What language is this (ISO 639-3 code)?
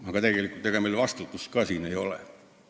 est